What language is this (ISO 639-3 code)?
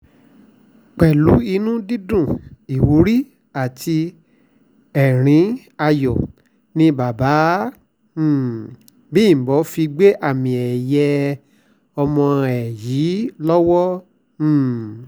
yor